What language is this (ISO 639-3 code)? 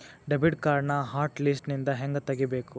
kan